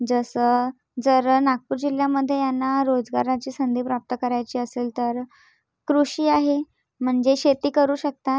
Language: Marathi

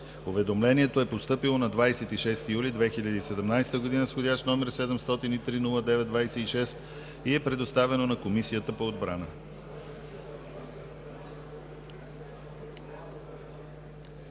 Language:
Bulgarian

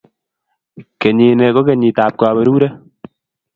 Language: Kalenjin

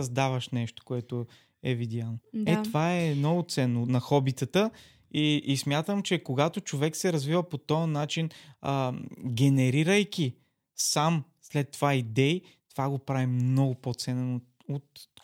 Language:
Bulgarian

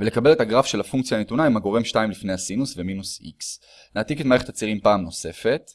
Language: Hebrew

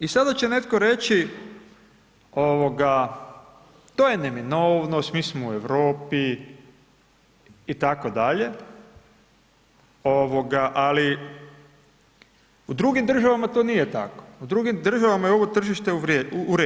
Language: Croatian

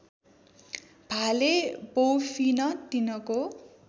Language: Nepali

